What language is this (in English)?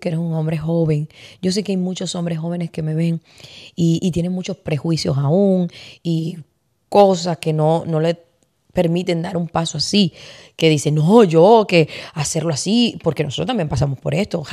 Spanish